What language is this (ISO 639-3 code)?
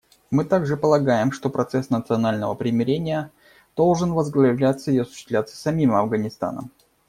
rus